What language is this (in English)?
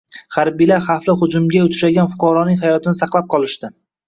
Uzbek